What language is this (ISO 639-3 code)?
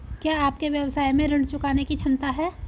hin